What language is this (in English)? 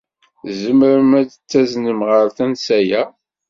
Kabyle